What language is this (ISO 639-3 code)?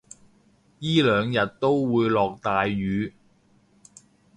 yue